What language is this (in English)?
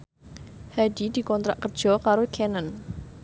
Javanese